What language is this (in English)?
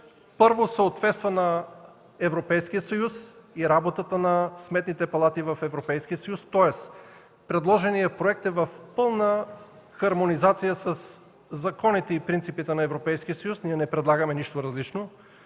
Bulgarian